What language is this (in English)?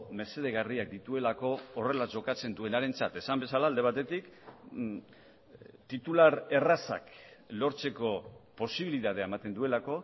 Basque